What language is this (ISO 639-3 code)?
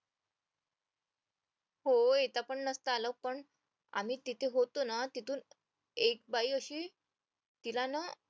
mar